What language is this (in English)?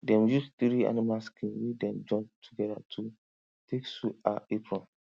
Nigerian Pidgin